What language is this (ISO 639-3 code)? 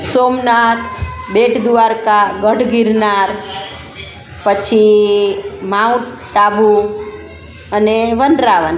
guj